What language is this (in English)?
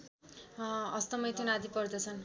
Nepali